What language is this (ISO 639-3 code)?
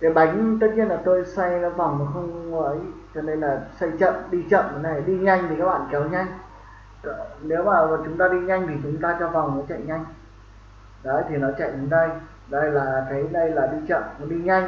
vie